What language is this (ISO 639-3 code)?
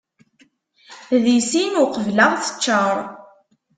kab